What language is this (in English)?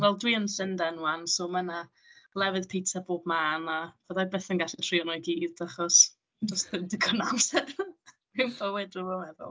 Welsh